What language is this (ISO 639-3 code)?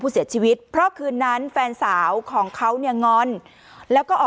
tha